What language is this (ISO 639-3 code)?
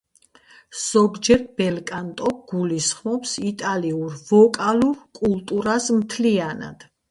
kat